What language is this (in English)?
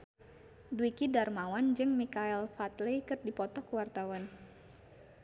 Sundanese